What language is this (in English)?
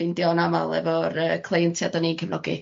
Welsh